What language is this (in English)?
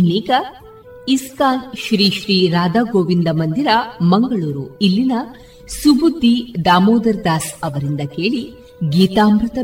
Kannada